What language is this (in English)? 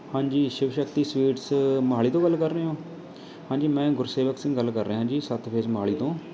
Punjabi